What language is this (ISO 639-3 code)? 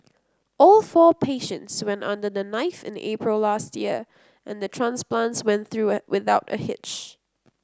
eng